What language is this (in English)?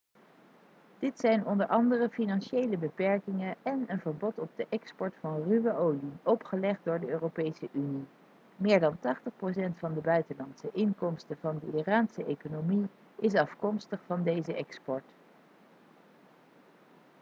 Dutch